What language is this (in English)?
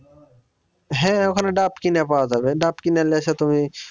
Bangla